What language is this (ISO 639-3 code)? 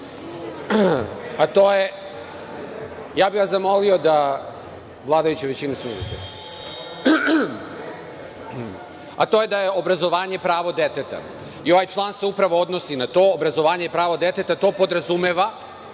srp